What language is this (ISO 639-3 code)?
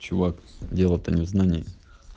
rus